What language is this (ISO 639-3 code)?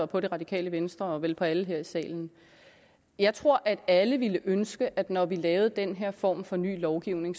dan